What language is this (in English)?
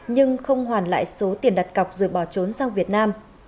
Vietnamese